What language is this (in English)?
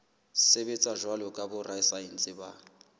Southern Sotho